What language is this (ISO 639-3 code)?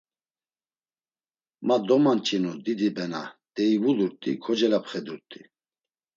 lzz